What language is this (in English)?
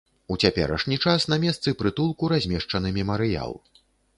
Belarusian